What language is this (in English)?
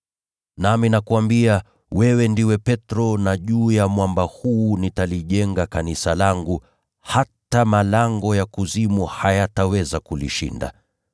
Swahili